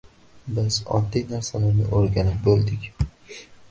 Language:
Uzbek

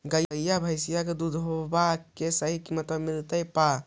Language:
Magahi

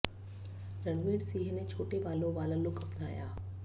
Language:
Hindi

